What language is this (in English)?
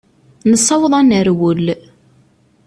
Kabyle